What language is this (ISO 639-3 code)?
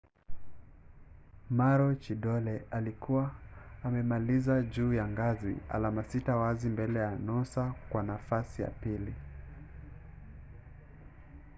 swa